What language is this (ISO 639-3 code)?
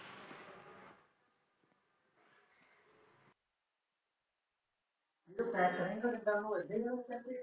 pan